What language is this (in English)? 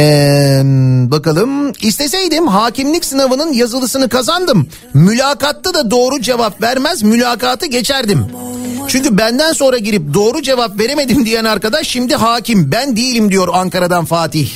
Turkish